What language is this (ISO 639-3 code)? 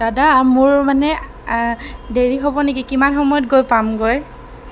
asm